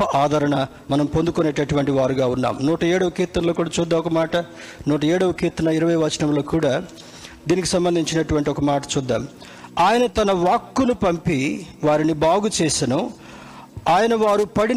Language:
Telugu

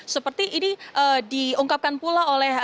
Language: Indonesian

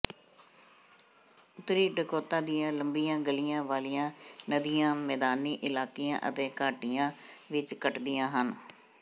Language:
Punjabi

